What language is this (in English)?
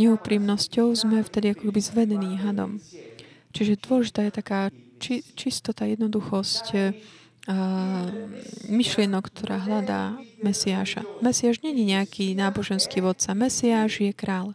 Slovak